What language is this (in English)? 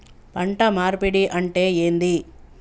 Telugu